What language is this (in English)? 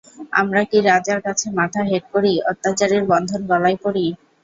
Bangla